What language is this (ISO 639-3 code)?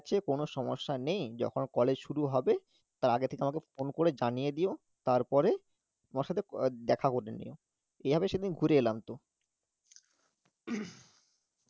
ben